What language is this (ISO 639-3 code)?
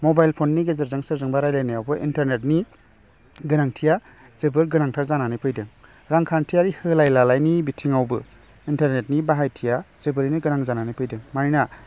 brx